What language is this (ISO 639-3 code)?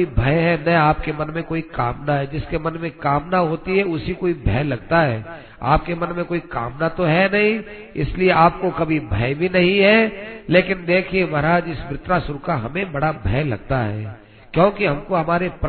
hin